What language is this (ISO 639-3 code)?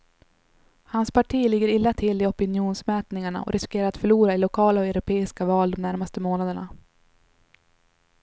swe